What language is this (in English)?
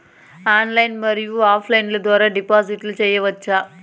Telugu